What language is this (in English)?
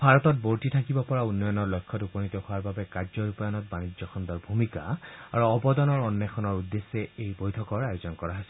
Assamese